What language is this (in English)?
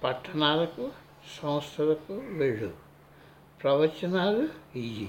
Telugu